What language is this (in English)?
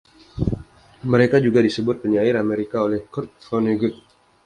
Indonesian